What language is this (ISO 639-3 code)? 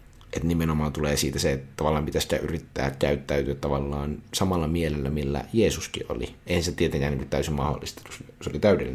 fin